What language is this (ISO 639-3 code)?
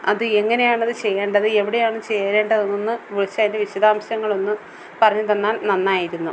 mal